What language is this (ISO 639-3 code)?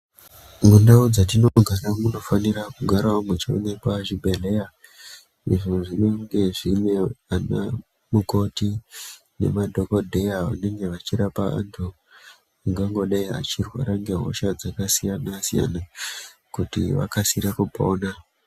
ndc